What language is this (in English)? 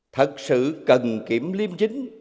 Vietnamese